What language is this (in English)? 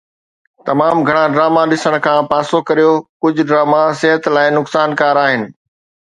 Sindhi